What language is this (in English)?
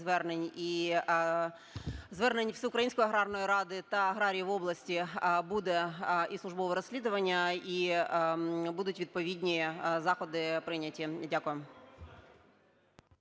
Ukrainian